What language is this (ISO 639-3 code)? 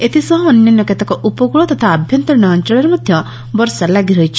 ori